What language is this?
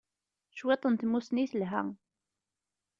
Kabyle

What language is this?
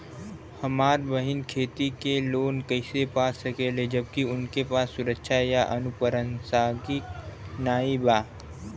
Bhojpuri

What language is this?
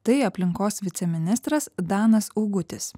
Lithuanian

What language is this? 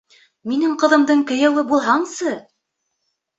Bashkir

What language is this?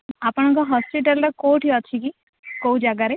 Odia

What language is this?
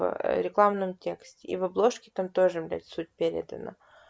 Russian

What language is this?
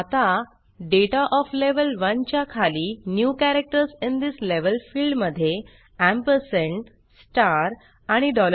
Marathi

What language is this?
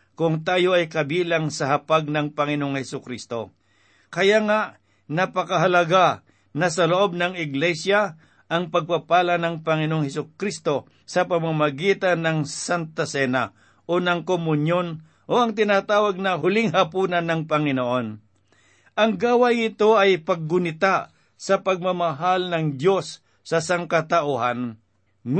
Filipino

